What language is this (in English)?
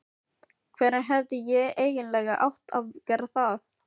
Icelandic